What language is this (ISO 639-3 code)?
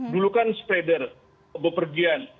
ind